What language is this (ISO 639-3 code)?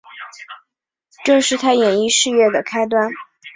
zho